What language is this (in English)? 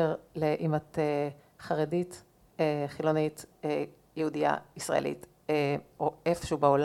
Hebrew